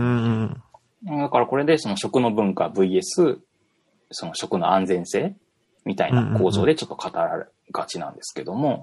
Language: Japanese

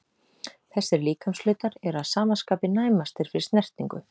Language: Icelandic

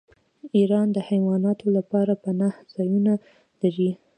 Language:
Pashto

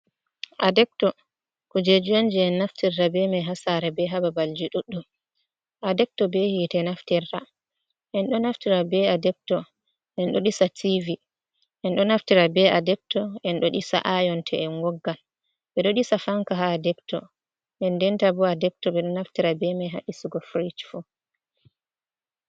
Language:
Fula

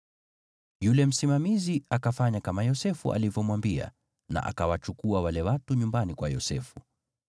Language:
Swahili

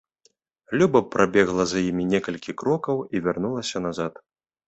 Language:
Belarusian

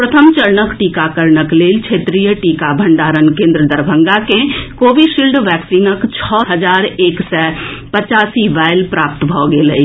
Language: Maithili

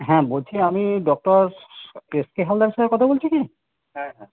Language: Bangla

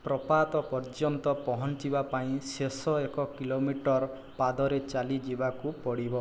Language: Odia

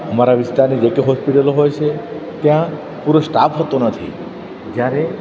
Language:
Gujarati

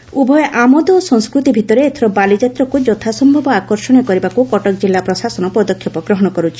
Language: Odia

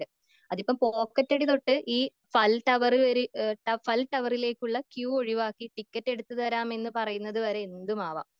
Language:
Malayalam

